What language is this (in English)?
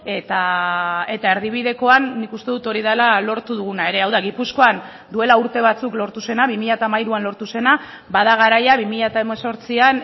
Basque